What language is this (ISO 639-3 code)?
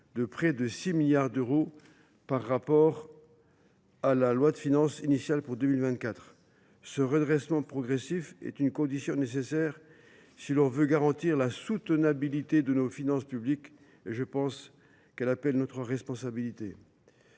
fra